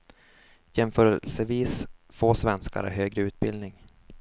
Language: Swedish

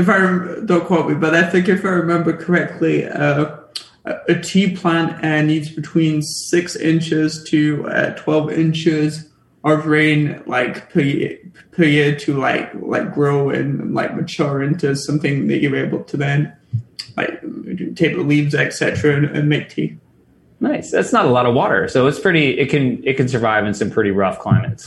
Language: English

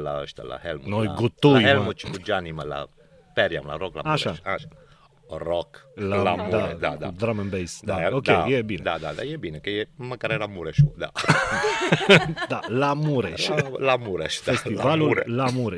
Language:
Romanian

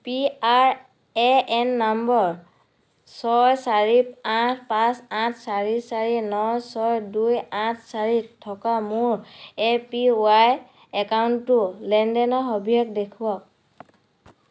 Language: Assamese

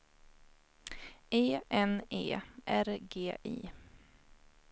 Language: Swedish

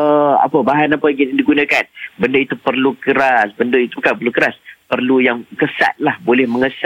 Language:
Malay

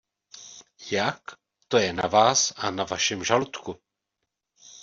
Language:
Czech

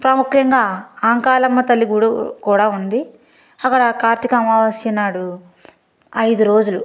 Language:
Telugu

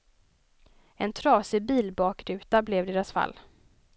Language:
Swedish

